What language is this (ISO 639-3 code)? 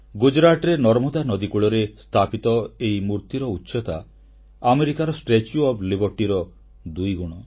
ori